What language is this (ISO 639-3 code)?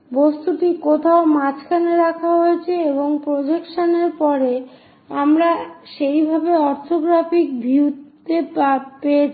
ben